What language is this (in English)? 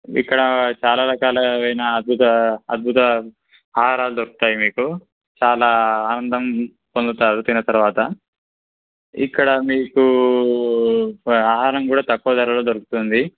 Telugu